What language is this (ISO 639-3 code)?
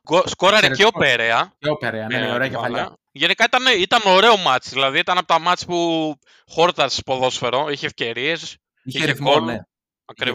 ell